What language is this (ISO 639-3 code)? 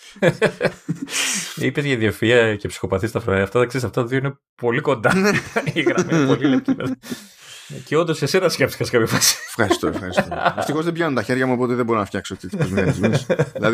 ell